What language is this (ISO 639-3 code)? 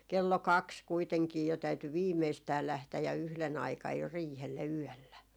fin